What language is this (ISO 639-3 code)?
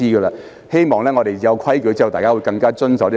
yue